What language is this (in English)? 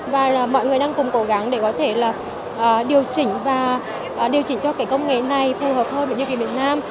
Vietnamese